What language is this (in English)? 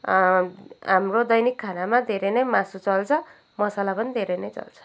Nepali